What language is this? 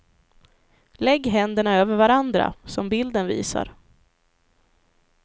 Swedish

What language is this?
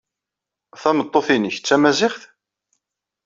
Kabyle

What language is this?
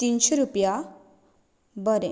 Konkani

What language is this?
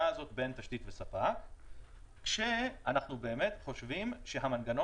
Hebrew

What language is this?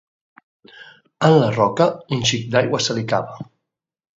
Catalan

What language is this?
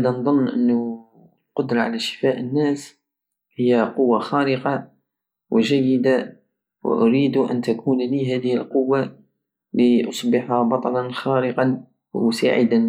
Algerian Saharan Arabic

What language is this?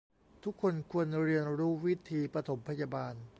Thai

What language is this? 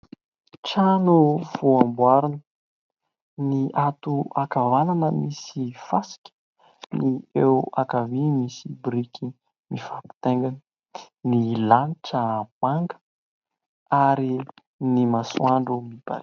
Malagasy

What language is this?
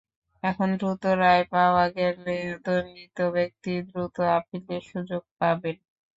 Bangla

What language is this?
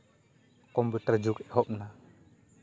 Santali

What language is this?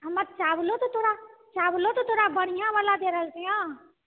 Maithili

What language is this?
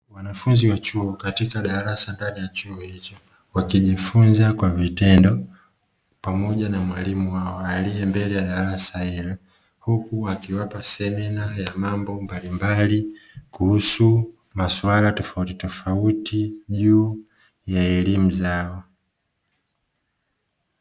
Swahili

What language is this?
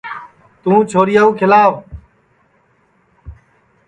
Sansi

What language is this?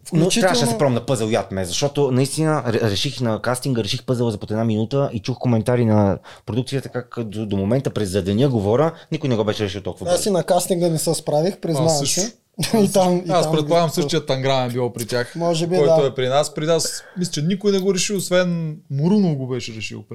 Bulgarian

